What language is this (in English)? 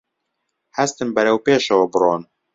Central Kurdish